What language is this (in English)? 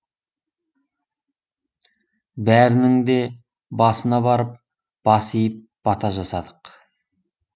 Kazakh